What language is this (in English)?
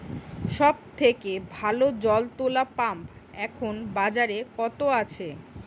Bangla